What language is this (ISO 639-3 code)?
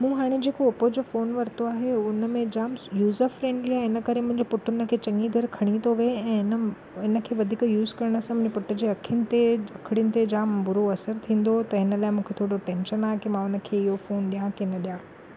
snd